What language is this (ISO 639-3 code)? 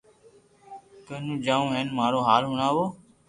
lrk